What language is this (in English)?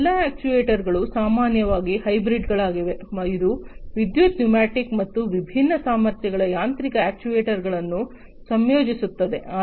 Kannada